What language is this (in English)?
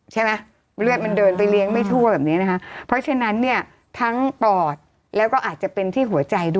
Thai